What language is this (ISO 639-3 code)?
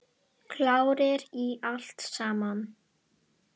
isl